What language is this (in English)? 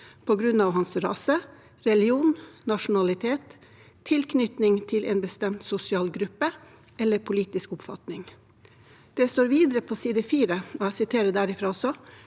Norwegian